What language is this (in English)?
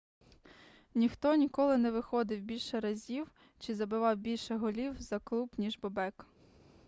Ukrainian